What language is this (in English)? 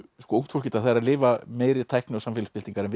Icelandic